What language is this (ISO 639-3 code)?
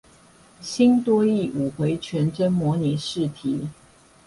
zho